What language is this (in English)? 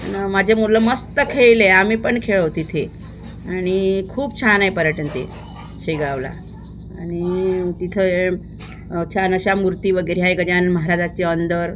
Marathi